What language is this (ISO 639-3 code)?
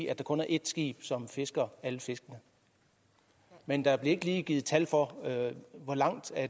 dan